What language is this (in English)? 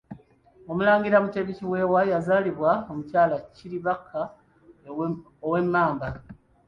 Ganda